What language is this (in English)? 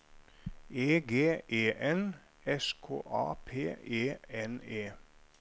Norwegian